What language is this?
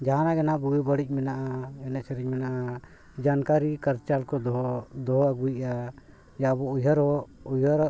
Santali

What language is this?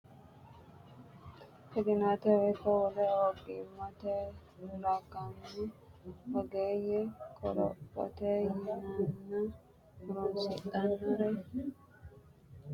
Sidamo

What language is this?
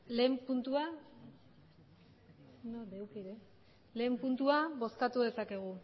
Basque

